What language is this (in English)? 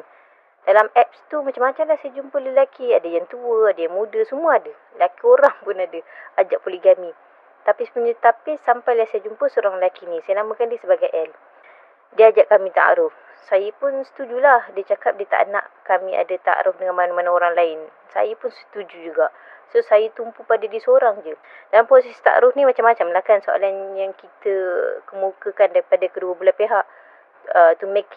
Malay